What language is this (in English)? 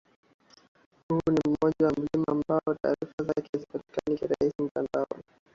Swahili